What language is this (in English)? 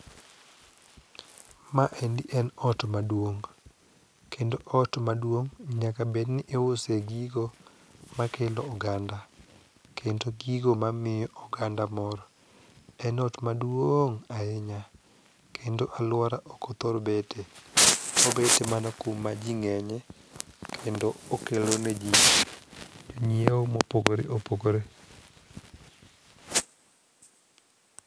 Luo (Kenya and Tanzania)